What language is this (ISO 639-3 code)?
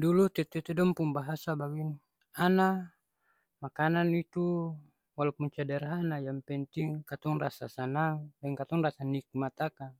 abs